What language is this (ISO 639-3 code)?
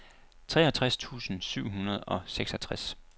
dan